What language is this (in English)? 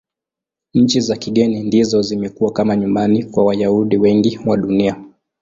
Swahili